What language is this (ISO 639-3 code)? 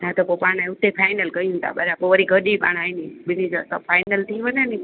snd